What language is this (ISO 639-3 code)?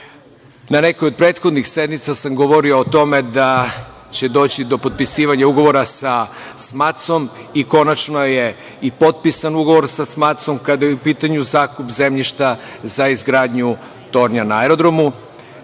srp